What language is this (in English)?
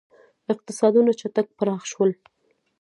Pashto